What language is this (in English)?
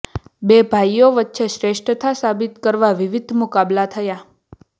Gujarati